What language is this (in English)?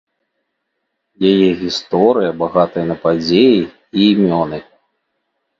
Belarusian